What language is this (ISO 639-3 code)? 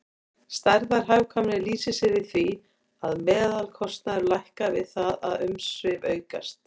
isl